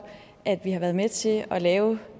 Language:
Danish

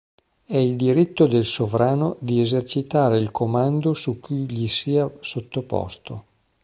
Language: Italian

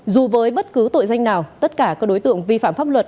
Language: Vietnamese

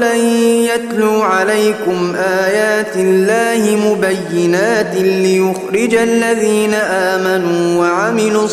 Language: Arabic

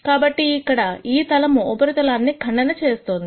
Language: Telugu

